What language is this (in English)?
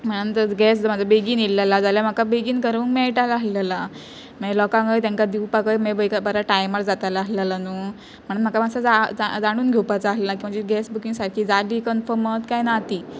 Konkani